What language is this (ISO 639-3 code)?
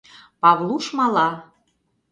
chm